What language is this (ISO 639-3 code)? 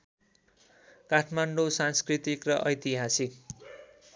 nep